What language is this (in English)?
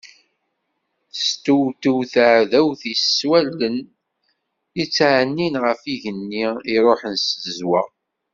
Kabyle